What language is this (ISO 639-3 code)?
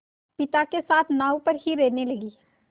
hin